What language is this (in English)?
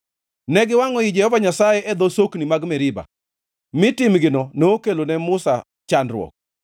Luo (Kenya and Tanzania)